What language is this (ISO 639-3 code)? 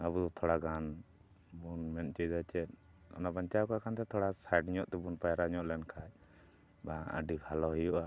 sat